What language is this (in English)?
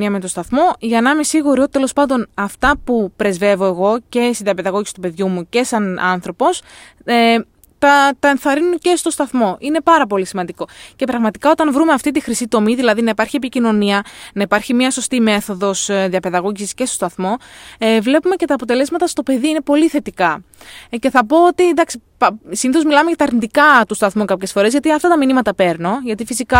Greek